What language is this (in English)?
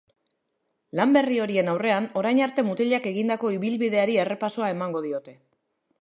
Basque